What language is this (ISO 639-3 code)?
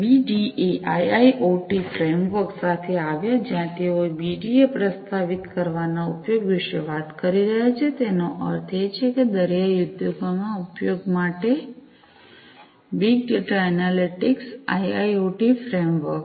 guj